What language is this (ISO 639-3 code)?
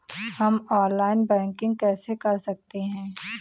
hin